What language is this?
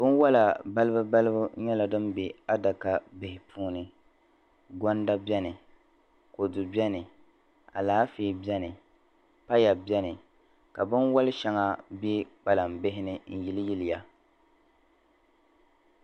Dagbani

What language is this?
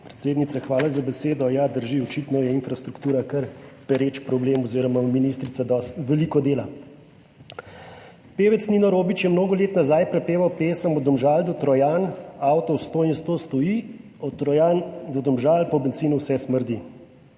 Slovenian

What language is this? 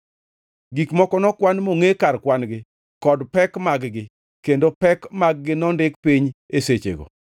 Luo (Kenya and Tanzania)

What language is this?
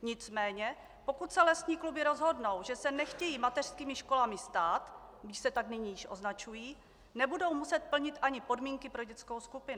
Czech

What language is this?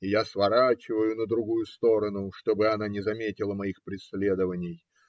Russian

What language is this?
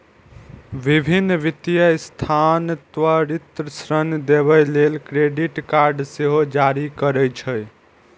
Maithili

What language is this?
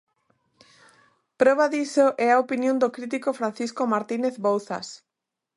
Galician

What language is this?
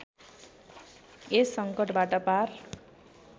Nepali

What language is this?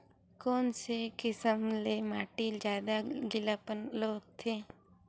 Chhattisgarhi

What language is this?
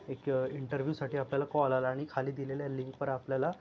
Marathi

